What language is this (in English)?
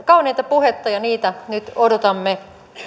Finnish